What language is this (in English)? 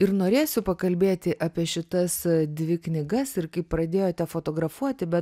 Lithuanian